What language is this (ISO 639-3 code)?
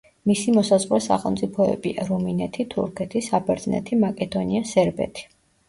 kat